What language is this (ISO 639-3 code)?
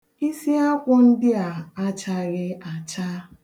ibo